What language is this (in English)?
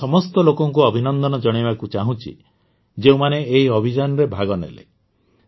Odia